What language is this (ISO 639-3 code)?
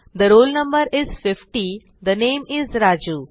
mar